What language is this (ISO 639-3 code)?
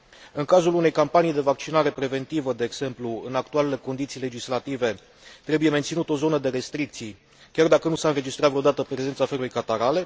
ron